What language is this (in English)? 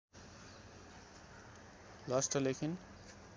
Nepali